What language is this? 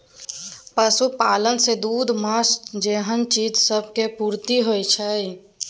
Maithili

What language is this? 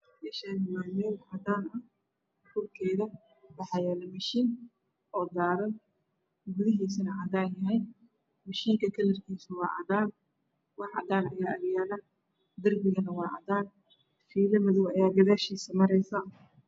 Somali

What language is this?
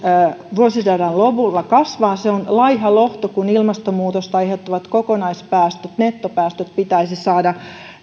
Finnish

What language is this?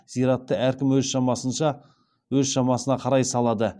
Kazakh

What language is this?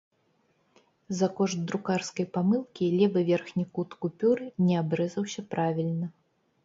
Belarusian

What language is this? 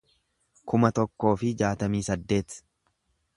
Oromo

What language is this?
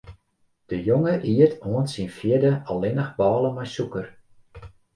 Western Frisian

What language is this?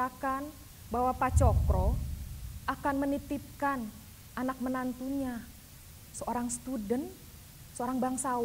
Indonesian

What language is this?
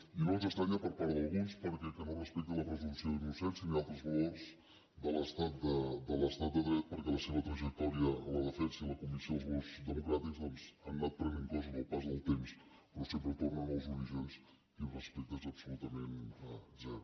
Catalan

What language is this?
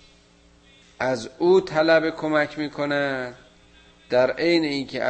Persian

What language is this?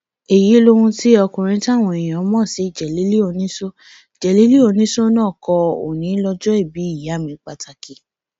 Yoruba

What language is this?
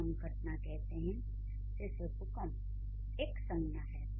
Hindi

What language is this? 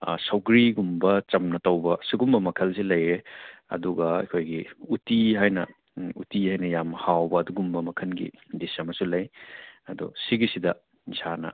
Manipuri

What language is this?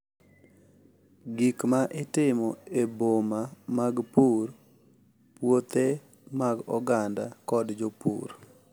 Luo (Kenya and Tanzania)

